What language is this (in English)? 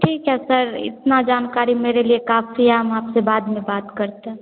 Hindi